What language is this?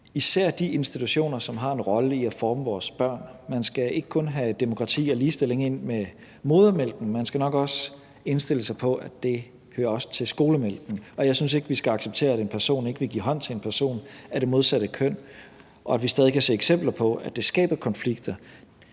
Danish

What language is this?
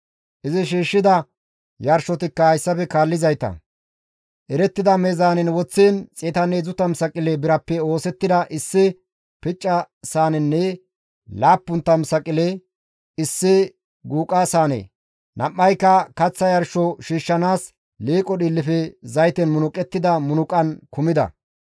Gamo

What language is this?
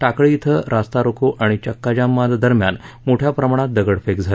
Marathi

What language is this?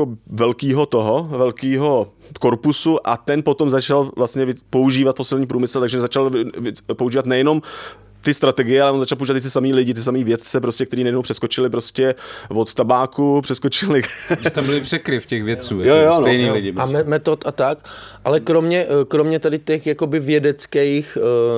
Czech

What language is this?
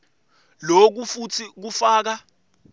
Swati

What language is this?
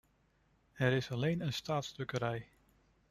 Dutch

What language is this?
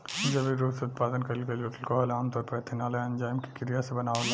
Bhojpuri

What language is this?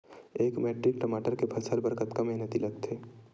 Chhattisgarhi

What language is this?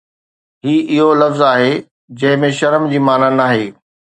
Sindhi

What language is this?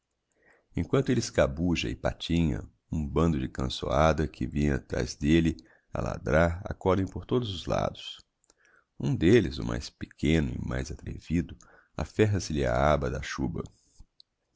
Portuguese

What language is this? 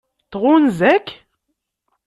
Kabyle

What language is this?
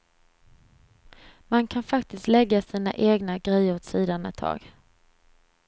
Swedish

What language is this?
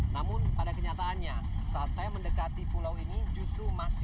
Indonesian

